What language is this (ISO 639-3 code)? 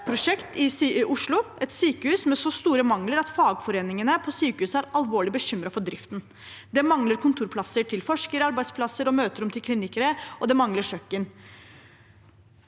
nor